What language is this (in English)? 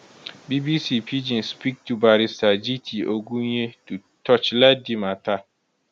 Nigerian Pidgin